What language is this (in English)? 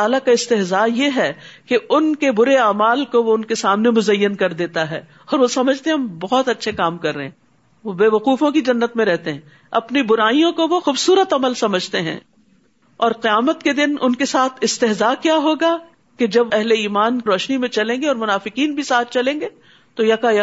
Urdu